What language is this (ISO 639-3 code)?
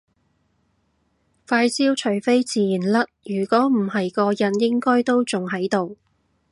yue